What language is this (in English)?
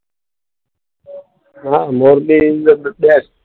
Gujarati